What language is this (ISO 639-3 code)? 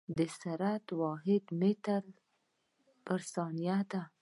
pus